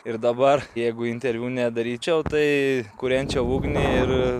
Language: Lithuanian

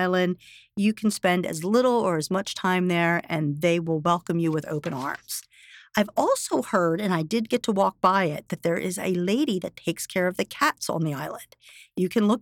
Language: English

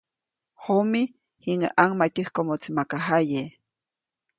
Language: Copainalá Zoque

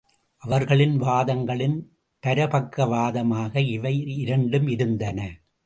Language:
Tamil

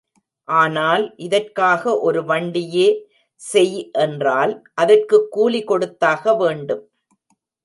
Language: Tamil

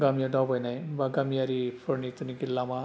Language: Bodo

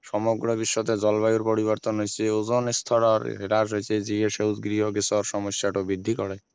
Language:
Assamese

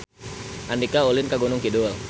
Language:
Sundanese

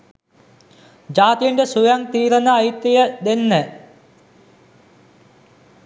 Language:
Sinhala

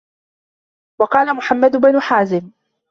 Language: Arabic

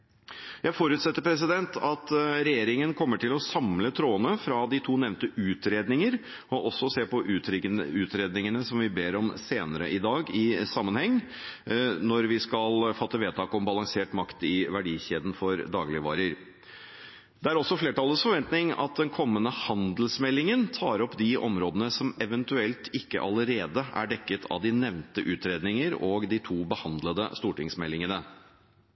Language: Norwegian Bokmål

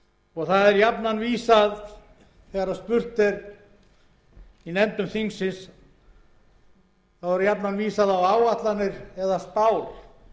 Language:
Icelandic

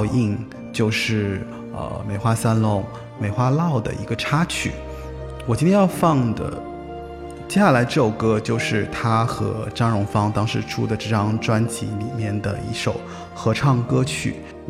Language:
Chinese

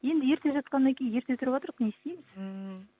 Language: Kazakh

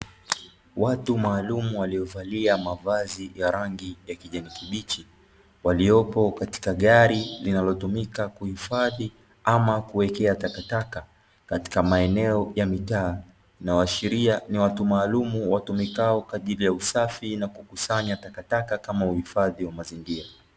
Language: Swahili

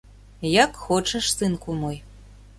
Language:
Belarusian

